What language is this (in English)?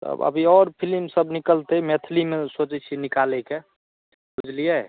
Maithili